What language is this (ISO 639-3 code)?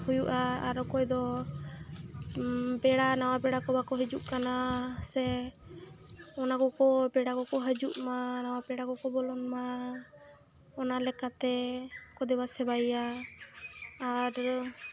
sat